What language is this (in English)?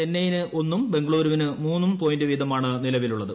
Malayalam